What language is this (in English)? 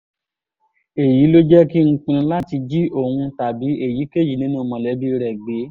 Yoruba